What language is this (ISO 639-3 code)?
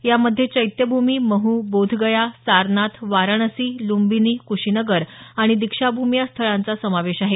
mar